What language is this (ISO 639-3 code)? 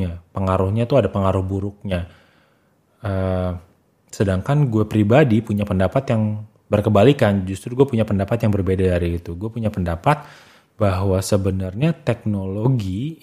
ind